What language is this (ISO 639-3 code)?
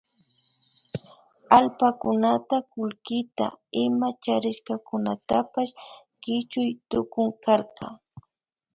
qvi